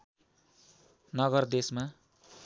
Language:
Nepali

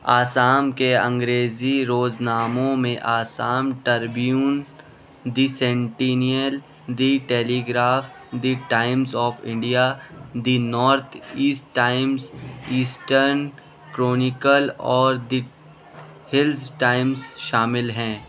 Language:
Urdu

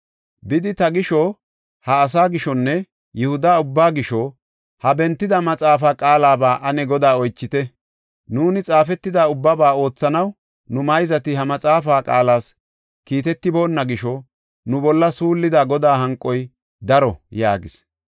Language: Gofa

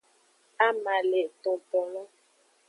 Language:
Aja (Benin)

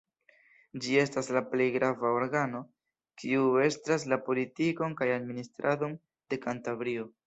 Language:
Esperanto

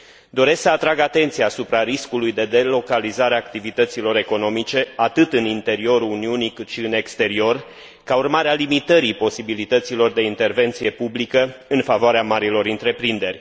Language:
Romanian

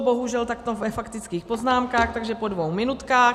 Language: Czech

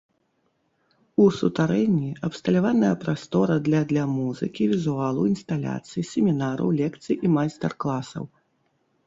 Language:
Belarusian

